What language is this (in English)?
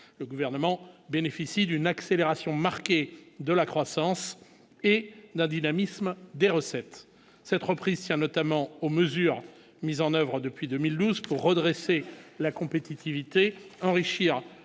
French